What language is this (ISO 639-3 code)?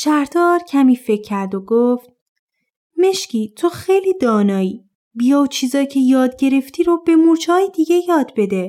fas